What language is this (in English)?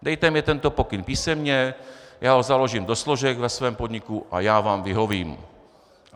Czech